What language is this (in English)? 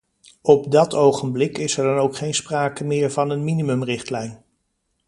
Dutch